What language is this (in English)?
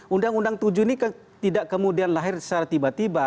Indonesian